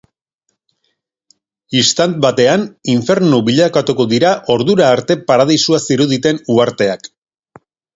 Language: Basque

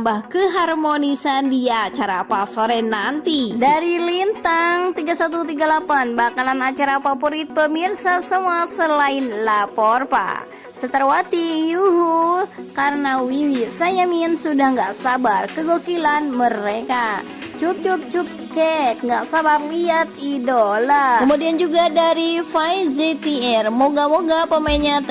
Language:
Indonesian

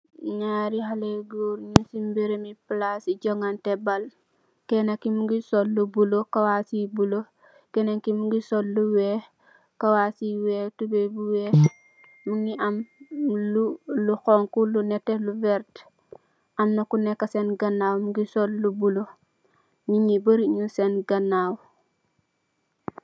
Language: Wolof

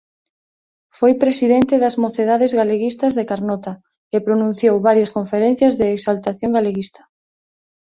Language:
Galician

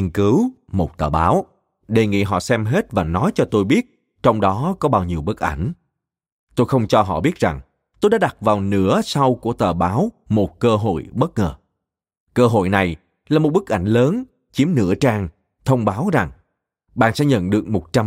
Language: Vietnamese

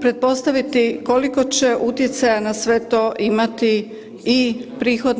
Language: Croatian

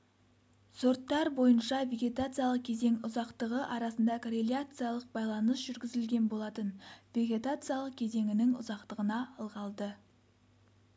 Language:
Kazakh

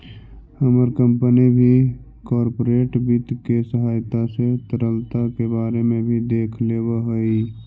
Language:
Magahi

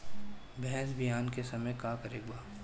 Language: Bhojpuri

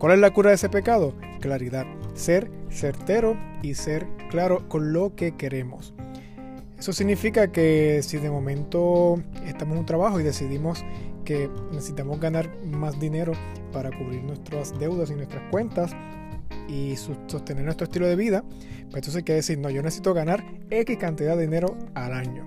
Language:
Spanish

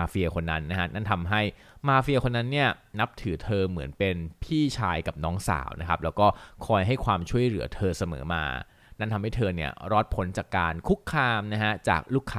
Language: Thai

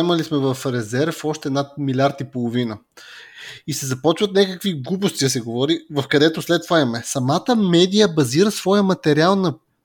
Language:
Bulgarian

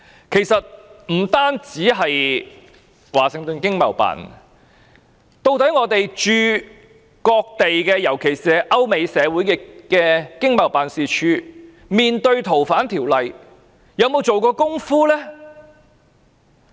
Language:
Cantonese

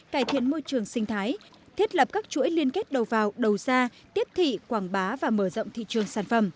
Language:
Vietnamese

